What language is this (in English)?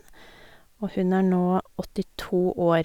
Norwegian